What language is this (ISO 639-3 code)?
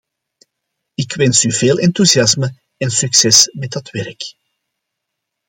nld